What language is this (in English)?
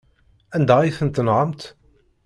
Kabyle